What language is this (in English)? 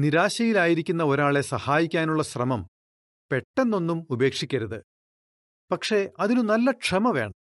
Malayalam